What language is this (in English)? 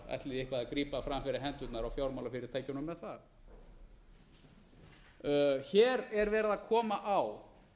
Icelandic